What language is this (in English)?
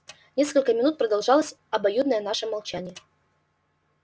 Russian